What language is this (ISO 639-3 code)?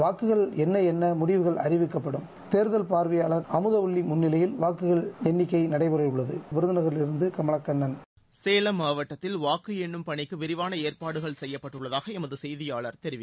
tam